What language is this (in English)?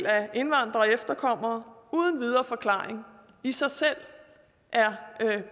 Danish